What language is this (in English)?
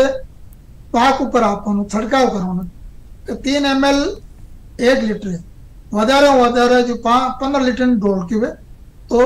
Hindi